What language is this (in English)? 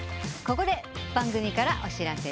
Japanese